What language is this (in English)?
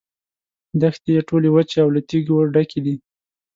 Pashto